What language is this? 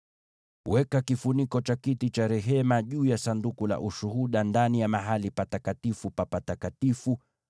Swahili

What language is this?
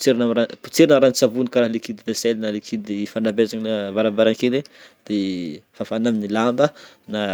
Northern Betsimisaraka Malagasy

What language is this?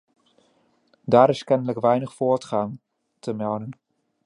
Dutch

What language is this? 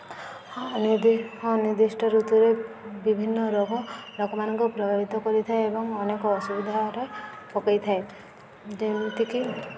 Odia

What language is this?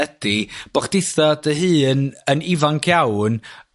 Welsh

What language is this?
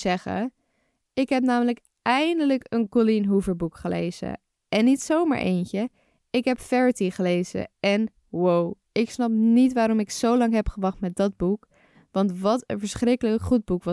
Dutch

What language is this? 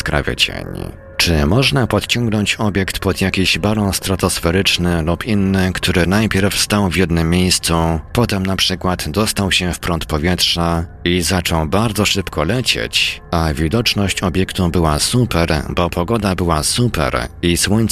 Polish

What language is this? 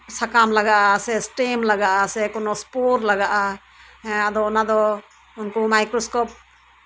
Santali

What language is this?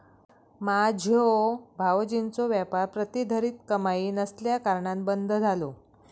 Marathi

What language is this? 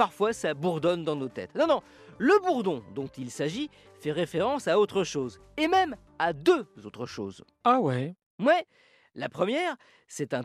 French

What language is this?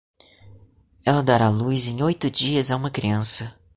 Portuguese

